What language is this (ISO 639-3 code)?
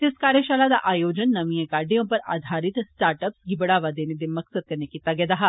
doi